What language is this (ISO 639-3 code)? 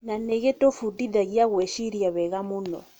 kik